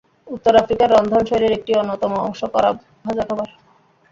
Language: Bangla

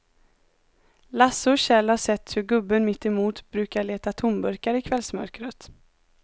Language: Swedish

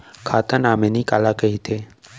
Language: Chhattisgarhi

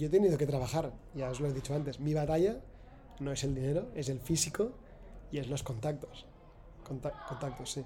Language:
Spanish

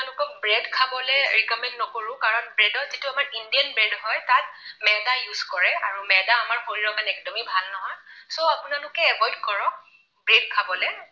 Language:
Assamese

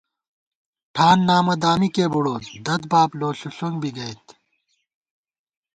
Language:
Gawar-Bati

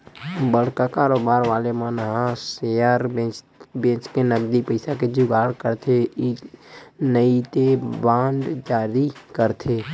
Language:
Chhattisgarhi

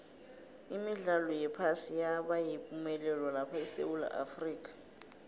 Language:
South Ndebele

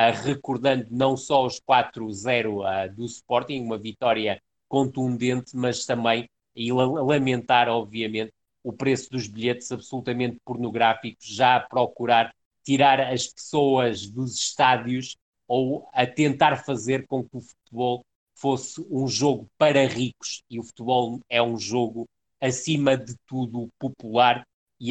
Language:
Portuguese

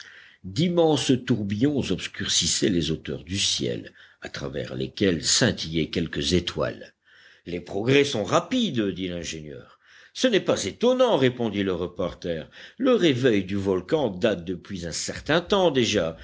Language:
French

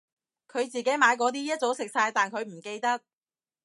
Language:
Cantonese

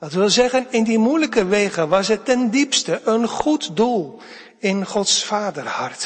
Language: Dutch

